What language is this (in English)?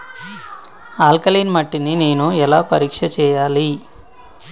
Telugu